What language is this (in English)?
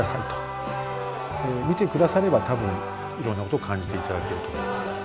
Japanese